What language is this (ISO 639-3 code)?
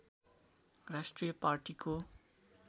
nep